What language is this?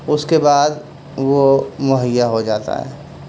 Urdu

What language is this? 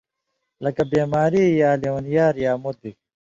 Indus Kohistani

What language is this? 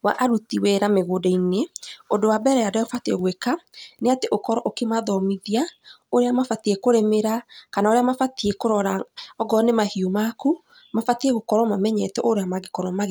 Kikuyu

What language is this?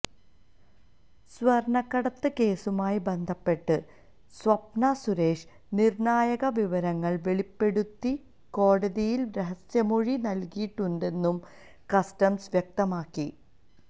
Malayalam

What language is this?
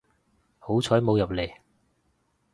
Cantonese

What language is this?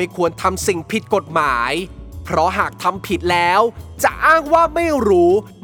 Thai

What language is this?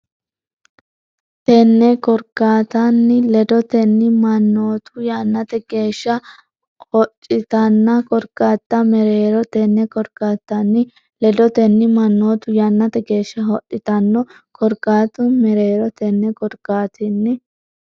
Sidamo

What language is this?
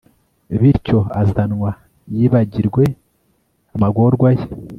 Kinyarwanda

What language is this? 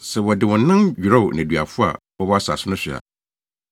Akan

